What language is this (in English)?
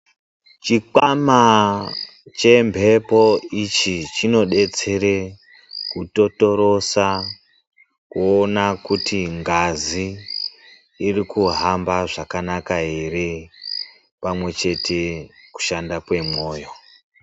Ndau